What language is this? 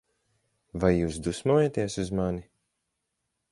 Latvian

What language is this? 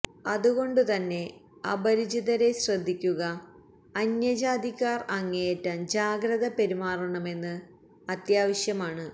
Malayalam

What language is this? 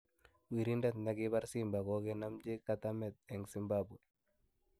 Kalenjin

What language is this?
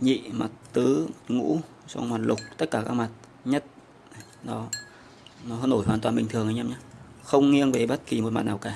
Vietnamese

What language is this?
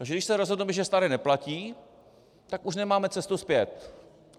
Czech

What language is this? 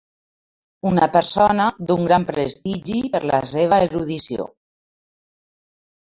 Catalan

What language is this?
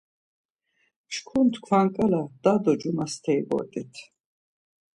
Laz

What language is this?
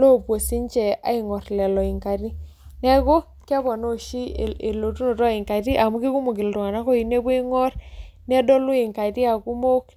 Masai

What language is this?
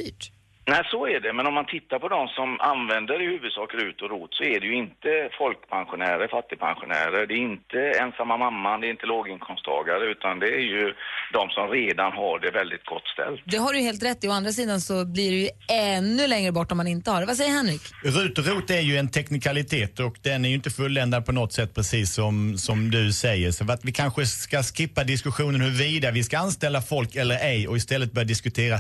Swedish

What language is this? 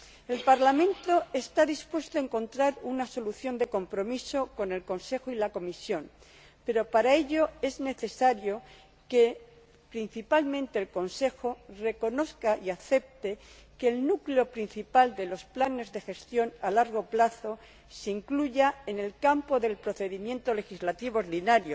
Spanish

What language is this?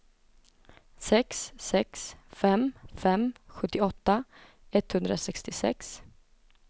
Swedish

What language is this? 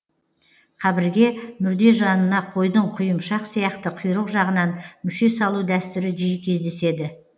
Kazakh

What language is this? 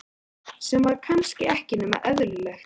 Icelandic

